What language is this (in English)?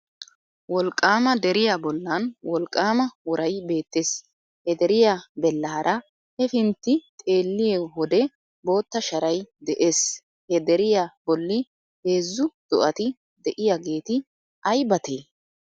Wolaytta